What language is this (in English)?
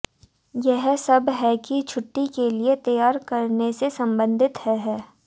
Hindi